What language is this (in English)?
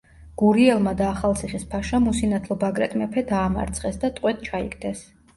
Georgian